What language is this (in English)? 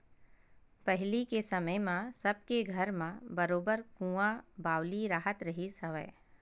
Chhattisgarhi